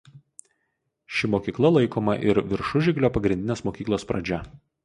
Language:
Lithuanian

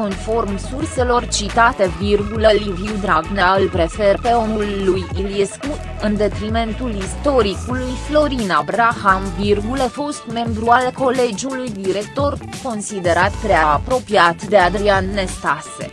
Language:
Romanian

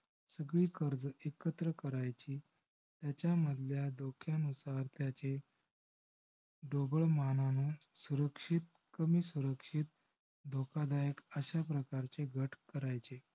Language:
Marathi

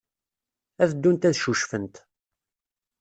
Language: Kabyle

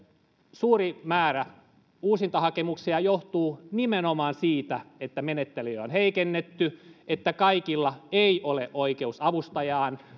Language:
Finnish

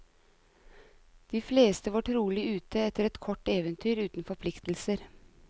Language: Norwegian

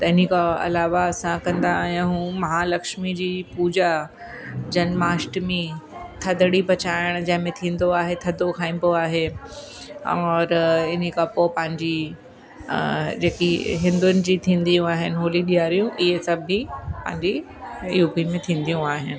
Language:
Sindhi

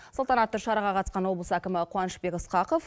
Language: Kazakh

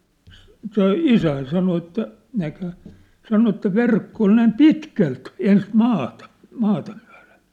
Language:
Finnish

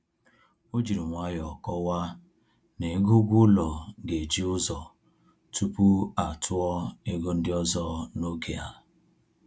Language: Igbo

